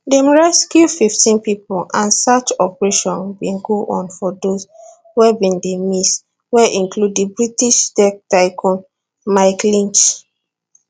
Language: Nigerian Pidgin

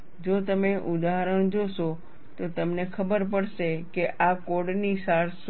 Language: Gujarati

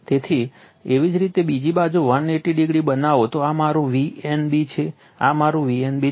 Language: Gujarati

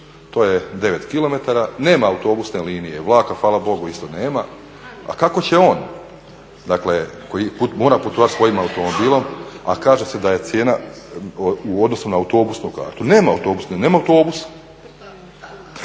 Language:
Croatian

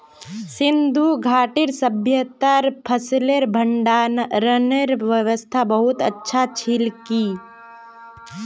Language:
Magahi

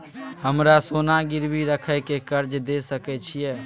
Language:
Maithili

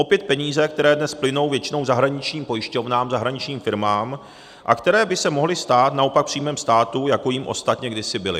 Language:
Czech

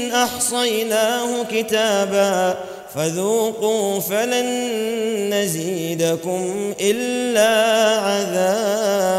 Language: Arabic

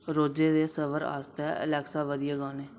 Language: Dogri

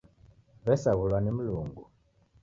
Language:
Taita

